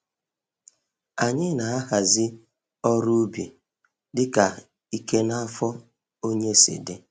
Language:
Igbo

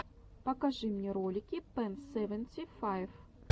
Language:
Russian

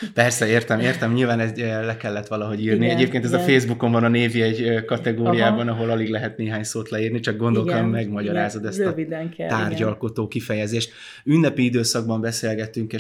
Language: Hungarian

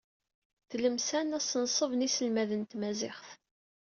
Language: Kabyle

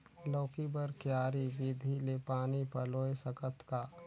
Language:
Chhattisgarhi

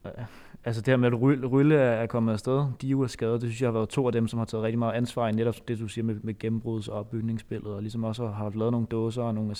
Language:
Danish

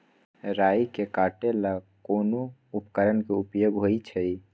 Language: Magahi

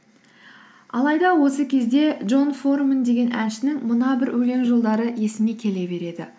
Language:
Kazakh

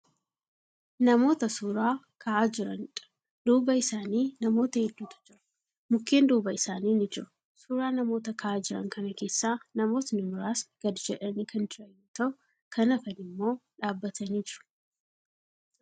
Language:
Oromo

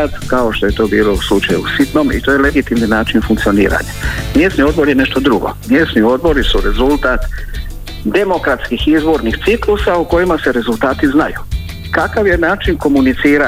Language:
Croatian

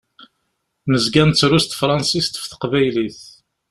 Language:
Kabyle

